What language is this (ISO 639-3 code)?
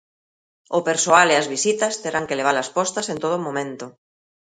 glg